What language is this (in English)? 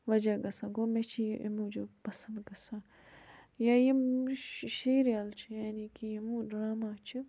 Kashmiri